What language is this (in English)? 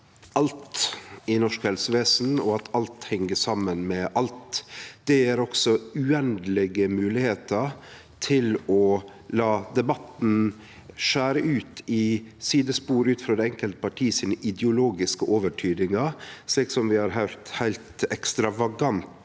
Norwegian